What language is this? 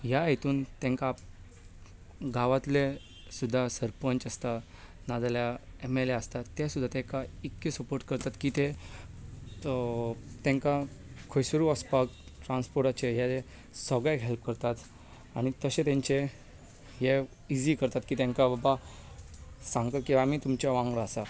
Konkani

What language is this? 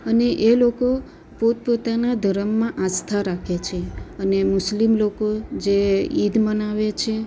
Gujarati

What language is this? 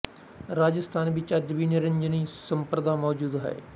Punjabi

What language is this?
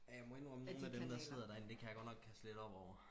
Danish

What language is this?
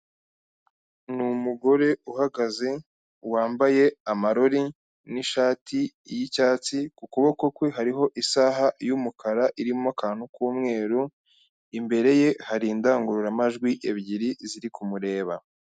Kinyarwanda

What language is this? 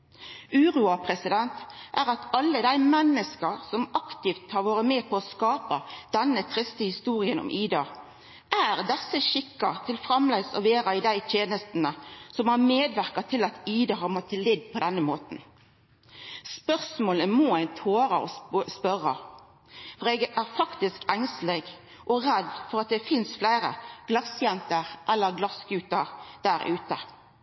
Norwegian Nynorsk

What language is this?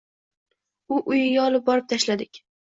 Uzbek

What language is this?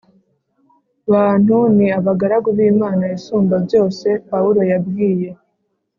Kinyarwanda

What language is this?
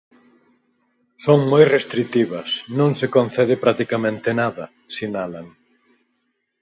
Galician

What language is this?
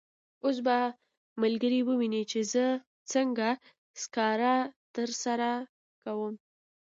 Pashto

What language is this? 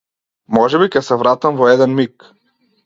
Macedonian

